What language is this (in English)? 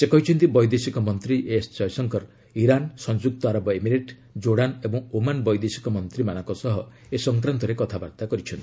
Odia